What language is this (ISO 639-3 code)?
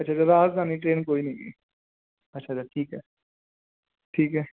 pan